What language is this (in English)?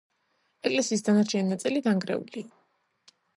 Georgian